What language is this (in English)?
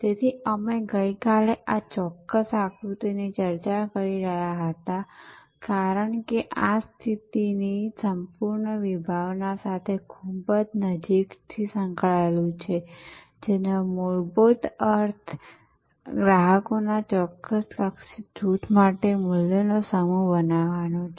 Gujarati